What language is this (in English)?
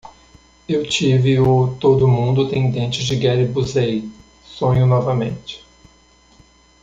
Portuguese